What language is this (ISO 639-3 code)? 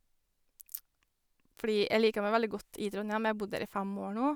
nor